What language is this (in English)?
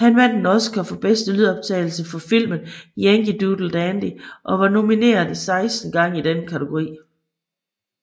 Danish